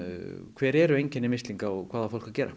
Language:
Icelandic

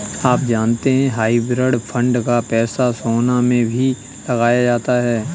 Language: Hindi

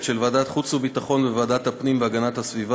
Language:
Hebrew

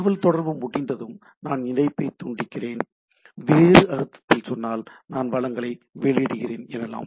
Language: Tamil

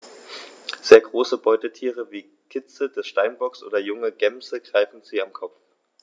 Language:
German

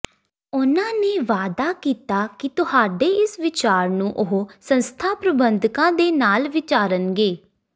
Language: Punjabi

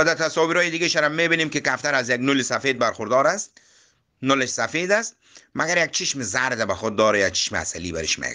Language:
Persian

